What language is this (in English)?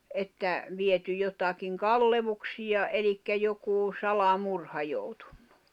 Finnish